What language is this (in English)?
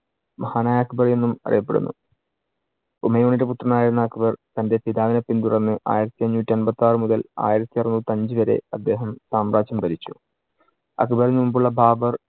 Malayalam